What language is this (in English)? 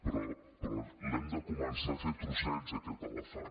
Catalan